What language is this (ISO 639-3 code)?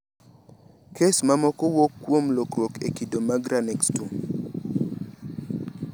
luo